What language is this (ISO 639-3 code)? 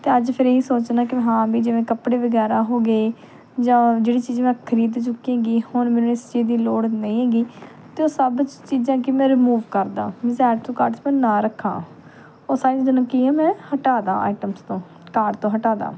pan